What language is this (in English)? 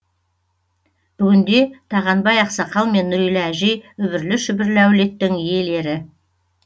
Kazakh